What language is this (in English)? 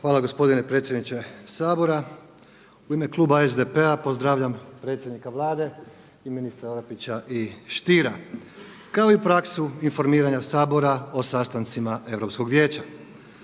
Croatian